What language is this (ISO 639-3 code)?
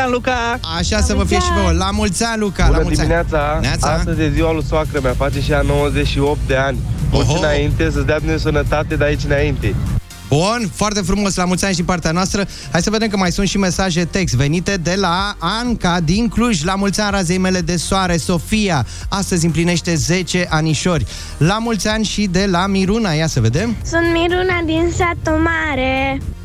ron